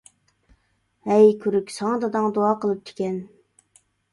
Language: Uyghur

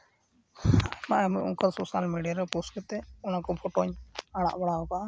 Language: Santali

